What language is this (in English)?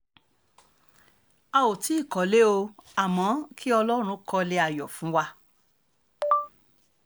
Yoruba